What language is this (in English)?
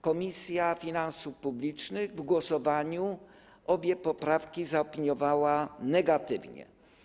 Polish